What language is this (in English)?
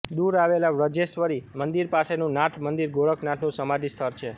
Gujarati